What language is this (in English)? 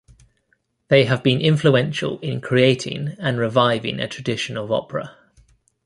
English